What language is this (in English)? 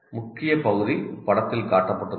Tamil